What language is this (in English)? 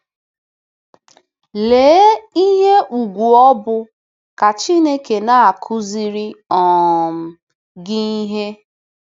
Igbo